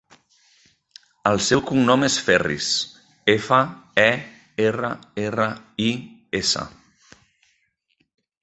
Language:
Catalan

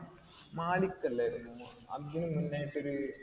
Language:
Malayalam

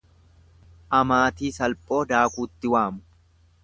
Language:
Oromo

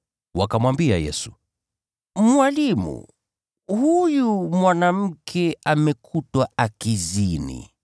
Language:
Swahili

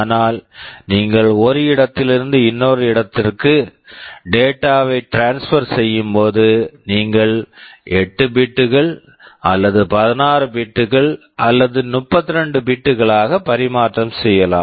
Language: Tamil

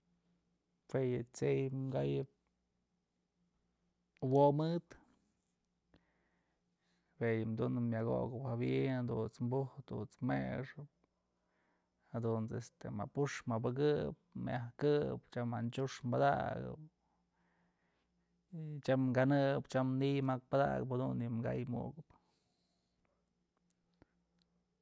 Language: Mazatlán Mixe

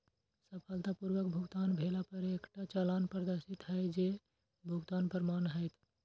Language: Maithili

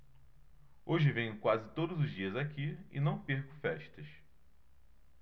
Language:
Portuguese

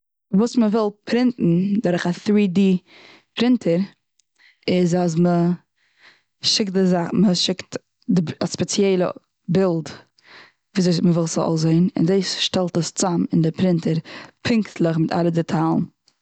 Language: Yiddish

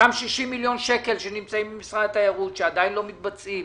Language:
Hebrew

